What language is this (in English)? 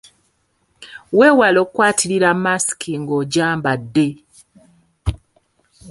Ganda